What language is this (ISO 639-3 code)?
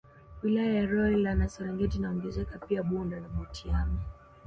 swa